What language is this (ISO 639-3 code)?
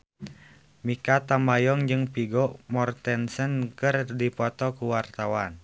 sun